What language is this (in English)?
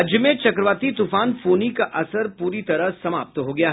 Hindi